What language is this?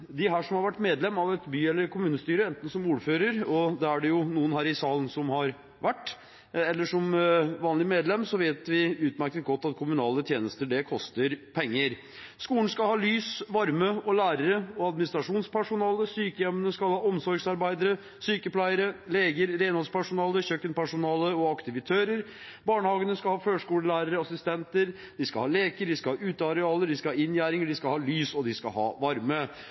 Norwegian Bokmål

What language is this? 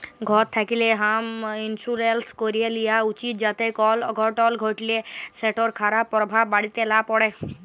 Bangla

